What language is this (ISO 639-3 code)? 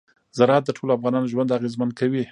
pus